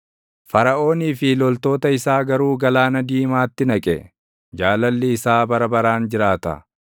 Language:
Oromo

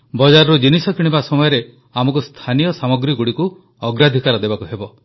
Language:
Odia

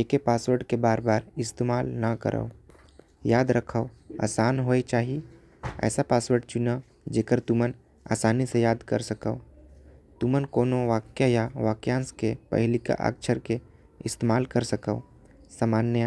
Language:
Korwa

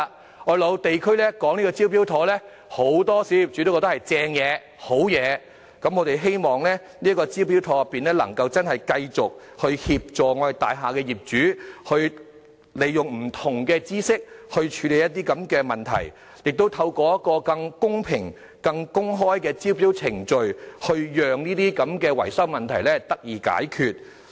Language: Cantonese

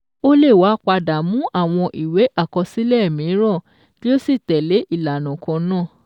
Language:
Yoruba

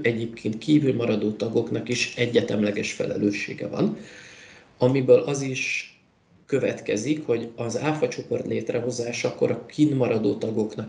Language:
Hungarian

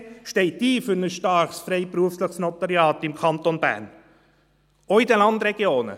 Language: Swiss German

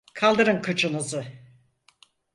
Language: Turkish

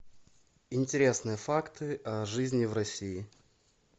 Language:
Russian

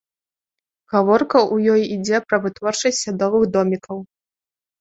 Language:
Belarusian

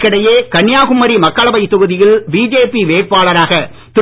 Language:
Tamil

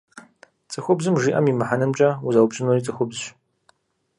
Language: Kabardian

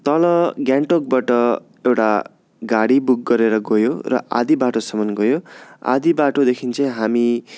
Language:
Nepali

